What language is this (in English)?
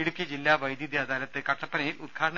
Malayalam